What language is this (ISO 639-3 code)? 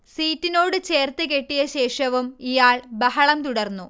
mal